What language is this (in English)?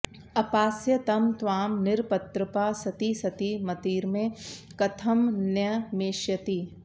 Sanskrit